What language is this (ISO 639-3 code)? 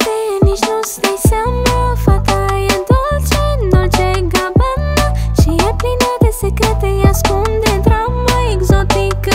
pol